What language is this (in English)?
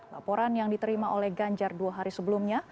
Indonesian